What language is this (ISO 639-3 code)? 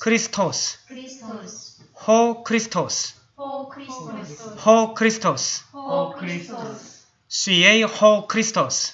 kor